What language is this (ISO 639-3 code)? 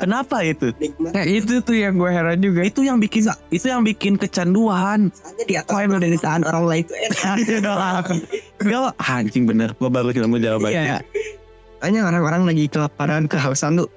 ind